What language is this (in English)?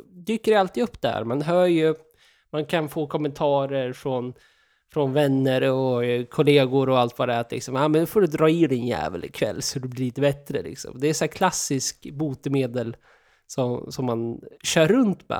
Swedish